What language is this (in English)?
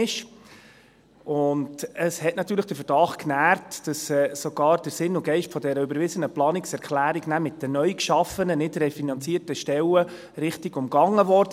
Swiss German